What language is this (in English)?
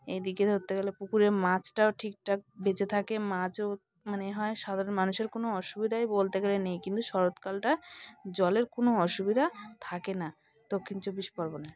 Bangla